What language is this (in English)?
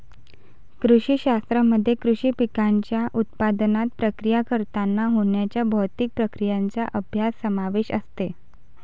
Marathi